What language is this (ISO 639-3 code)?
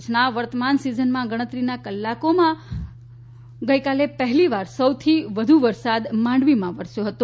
guj